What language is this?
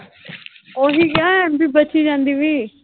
Punjabi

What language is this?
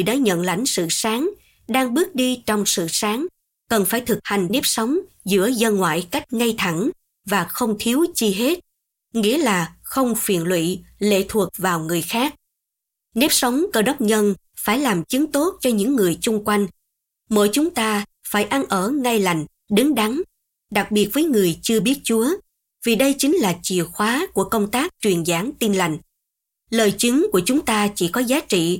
Vietnamese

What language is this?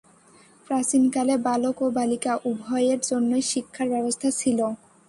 Bangla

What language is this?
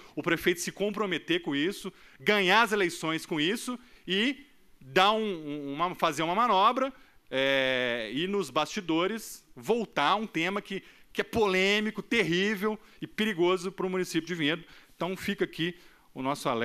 Portuguese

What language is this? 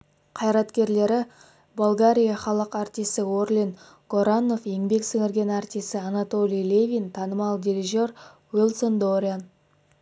Kazakh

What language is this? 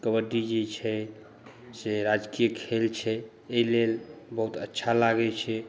Maithili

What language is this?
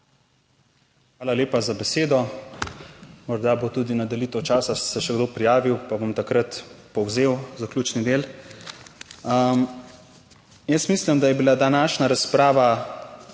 Slovenian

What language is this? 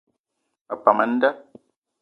Eton (Cameroon)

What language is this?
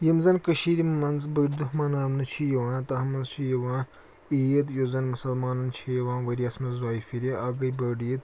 Kashmiri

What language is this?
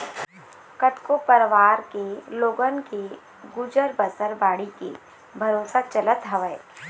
Chhattisgarhi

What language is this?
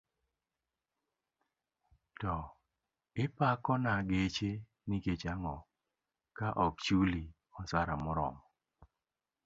Luo (Kenya and Tanzania)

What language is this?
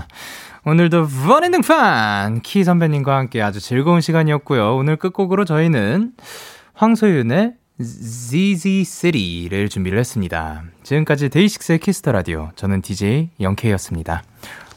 Korean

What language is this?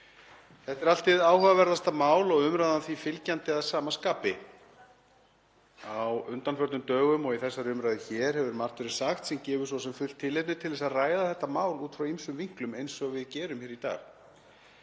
Icelandic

